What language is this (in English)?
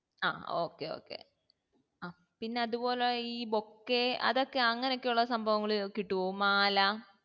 Malayalam